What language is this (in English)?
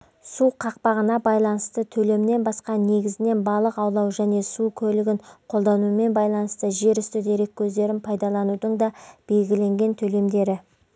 Kazakh